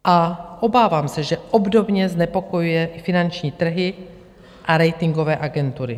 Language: Czech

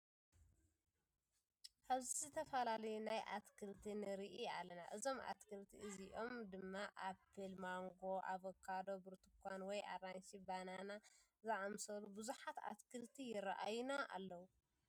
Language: Tigrinya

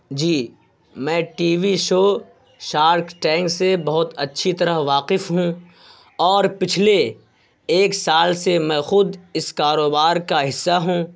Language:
Urdu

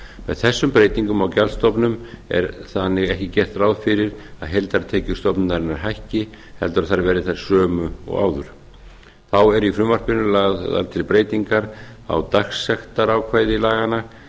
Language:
Icelandic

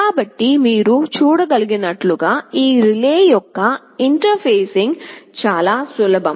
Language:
Telugu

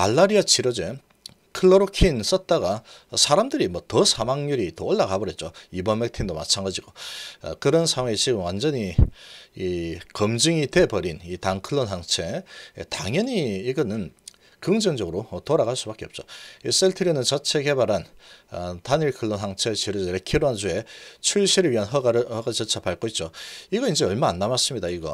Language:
Korean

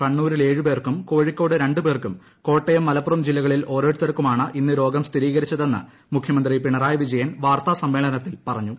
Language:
Malayalam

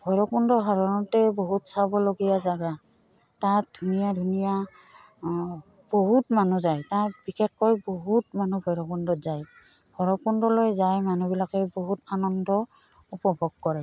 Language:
Assamese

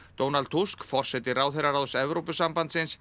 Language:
Icelandic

